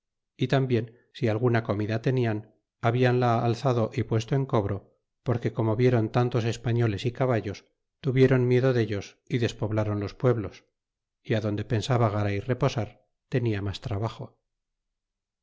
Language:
Spanish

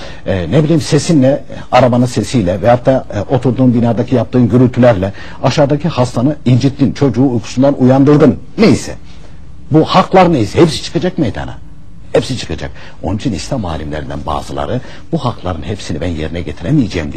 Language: Turkish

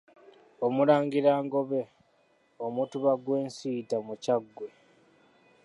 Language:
Ganda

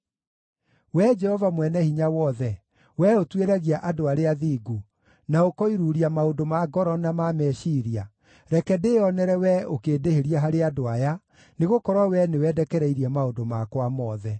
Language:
Kikuyu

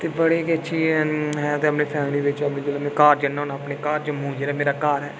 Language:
Dogri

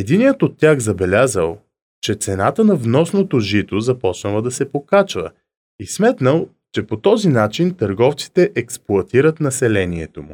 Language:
Bulgarian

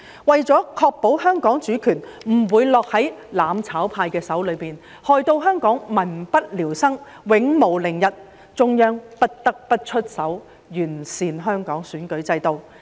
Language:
Cantonese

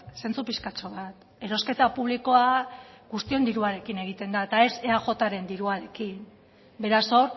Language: Basque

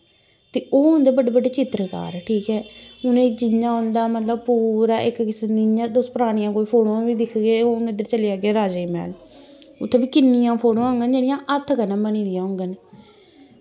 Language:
Dogri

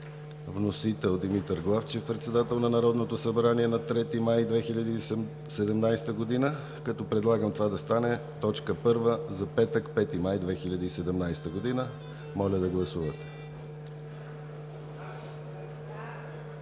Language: Bulgarian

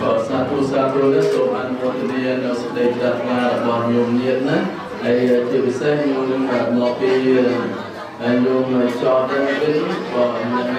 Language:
Indonesian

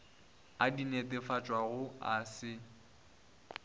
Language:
Northern Sotho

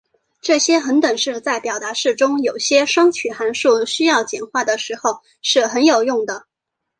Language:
Chinese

